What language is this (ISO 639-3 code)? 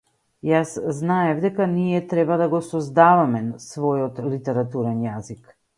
mkd